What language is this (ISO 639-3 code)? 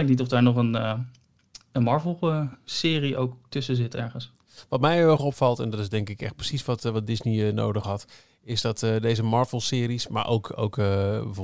nld